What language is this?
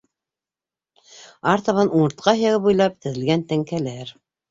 Bashkir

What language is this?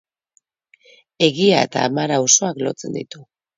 Basque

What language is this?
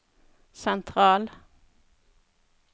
Norwegian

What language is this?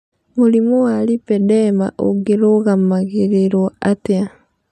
Kikuyu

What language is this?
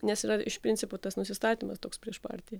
Lithuanian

